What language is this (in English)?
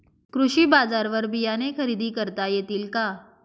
Marathi